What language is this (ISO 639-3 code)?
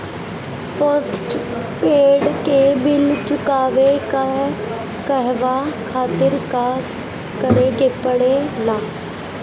bho